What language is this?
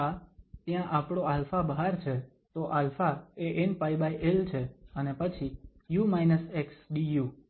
Gujarati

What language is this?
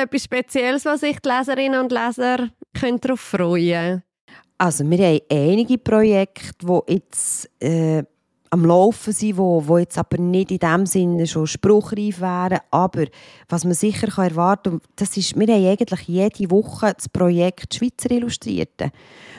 German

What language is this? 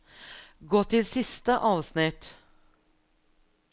Norwegian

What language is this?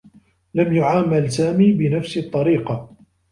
Arabic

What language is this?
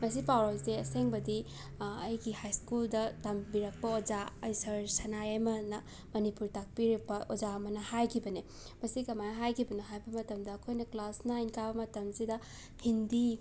Manipuri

